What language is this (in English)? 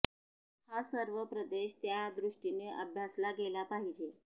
Marathi